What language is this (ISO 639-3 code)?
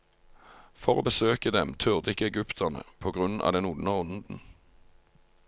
nor